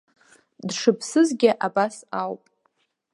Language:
Abkhazian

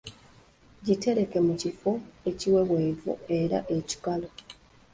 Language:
Ganda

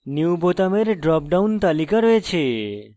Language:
Bangla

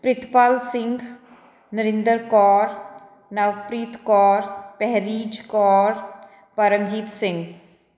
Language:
Punjabi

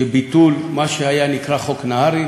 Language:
Hebrew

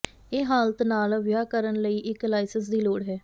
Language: Punjabi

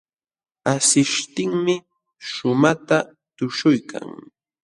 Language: Jauja Wanca Quechua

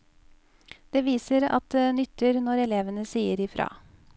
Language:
Norwegian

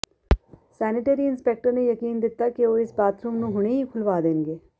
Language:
Punjabi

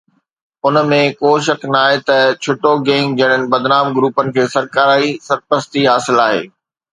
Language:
Sindhi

